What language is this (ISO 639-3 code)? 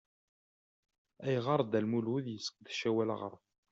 kab